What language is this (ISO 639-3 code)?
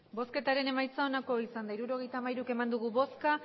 eus